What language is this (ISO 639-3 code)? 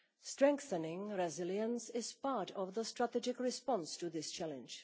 eng